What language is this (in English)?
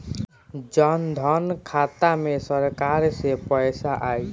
Bhojpuri